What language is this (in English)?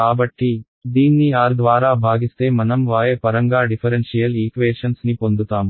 Telugu